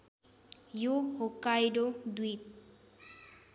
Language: Nepali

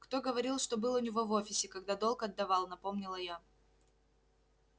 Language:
Russian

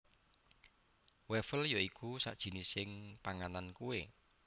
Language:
Javanese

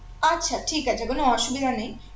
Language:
Bangla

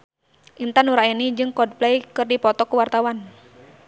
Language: Sundanese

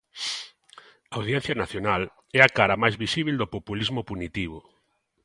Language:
Galician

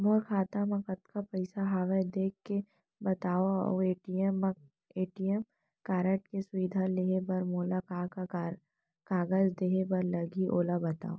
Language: Chhattisgarhi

